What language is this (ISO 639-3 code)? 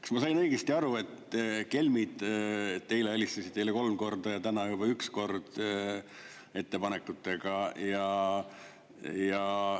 est